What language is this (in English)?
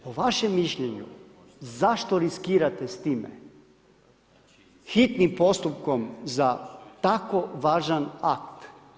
Croatian